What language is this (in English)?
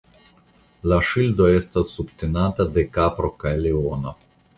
Esperanto